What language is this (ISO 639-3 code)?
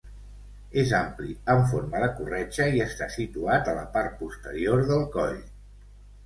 cat